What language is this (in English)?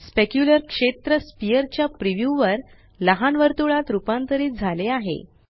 Marathi